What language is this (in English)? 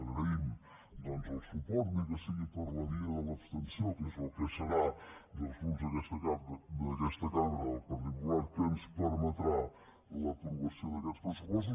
Catalan